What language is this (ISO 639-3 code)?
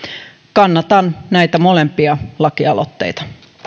fin